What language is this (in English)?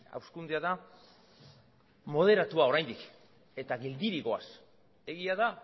Basque